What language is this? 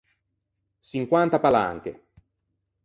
Ligurian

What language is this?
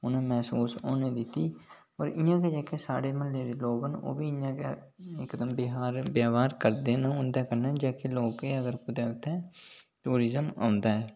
Dogri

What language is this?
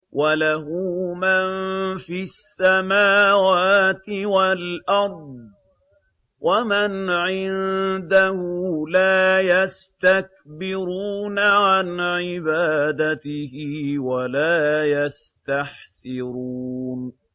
Arabic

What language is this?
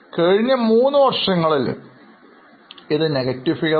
Malayalam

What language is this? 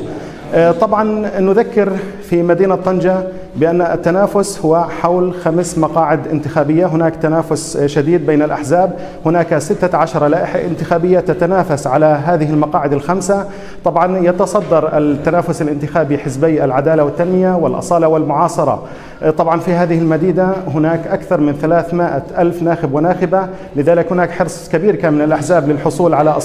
Arabic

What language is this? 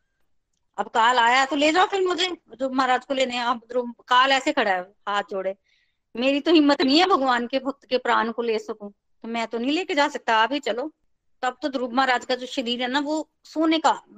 Hindi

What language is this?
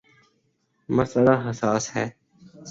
Urdu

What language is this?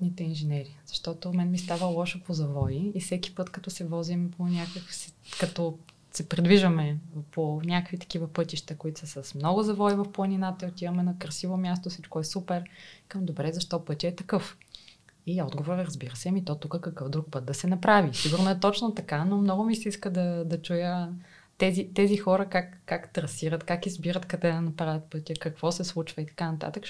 Bulgarian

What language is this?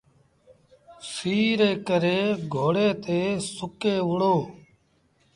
Sindhi Bhil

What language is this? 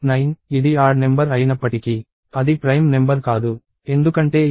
Telugu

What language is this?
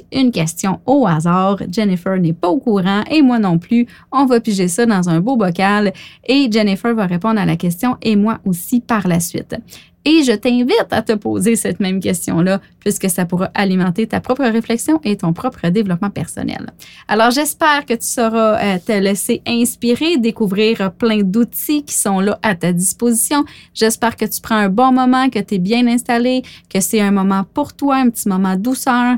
French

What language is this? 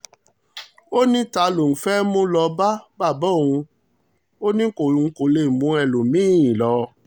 Yoruba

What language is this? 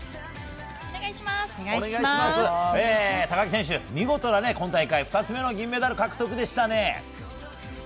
Japanese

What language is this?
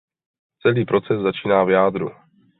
Czech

